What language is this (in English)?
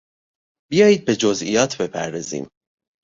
Persian